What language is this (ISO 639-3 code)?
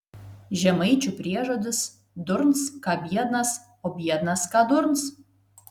lit